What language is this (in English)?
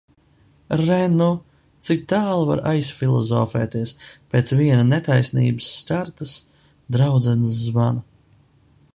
Latvian